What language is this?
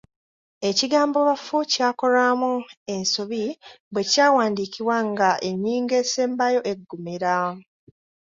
Ganda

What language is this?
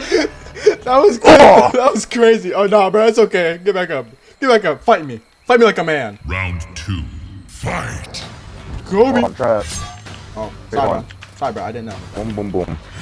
English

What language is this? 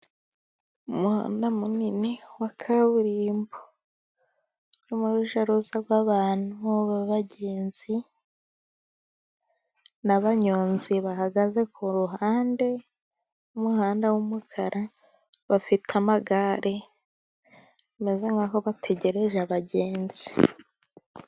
Kinyarwanda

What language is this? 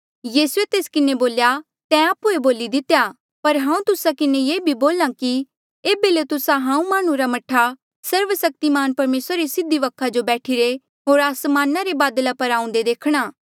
Mandeali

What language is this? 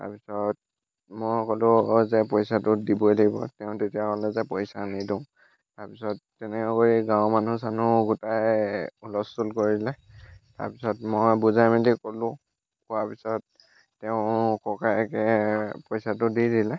Assamese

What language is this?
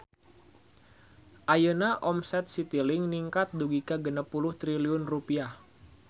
Sundanese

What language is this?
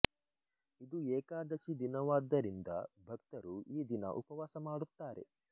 Kannada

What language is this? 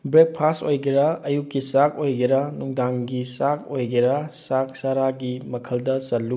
Manipuri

